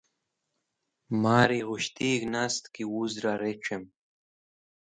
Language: Wakhi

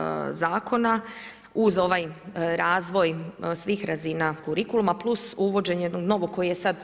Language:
Croatian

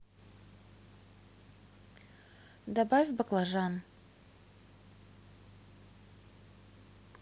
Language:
Russian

